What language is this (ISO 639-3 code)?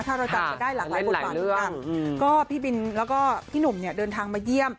tha